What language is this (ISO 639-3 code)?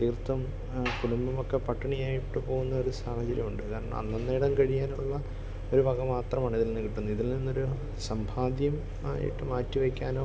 mal